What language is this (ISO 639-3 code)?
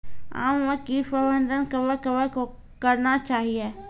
mai